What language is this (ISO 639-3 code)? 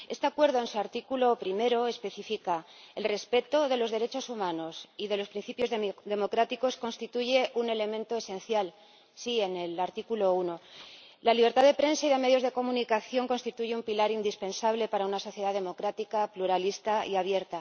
spa